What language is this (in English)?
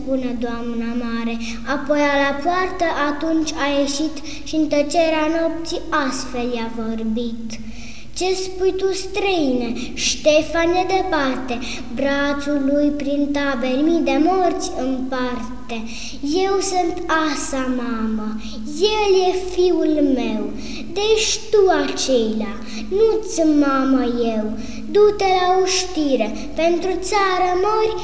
Romanian